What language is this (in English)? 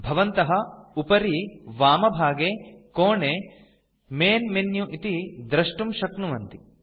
Sanskrit